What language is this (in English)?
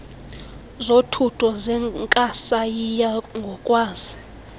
Xhosa